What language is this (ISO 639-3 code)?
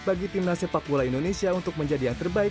ind